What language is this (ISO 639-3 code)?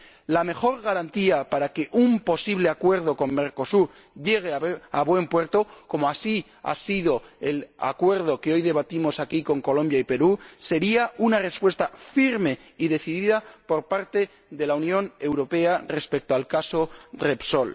spa